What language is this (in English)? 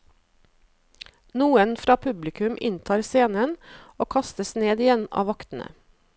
Norwegian